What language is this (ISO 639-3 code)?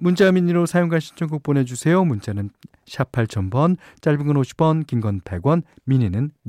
kor